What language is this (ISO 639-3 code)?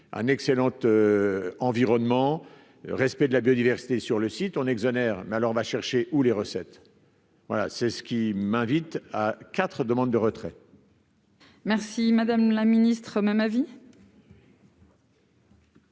fra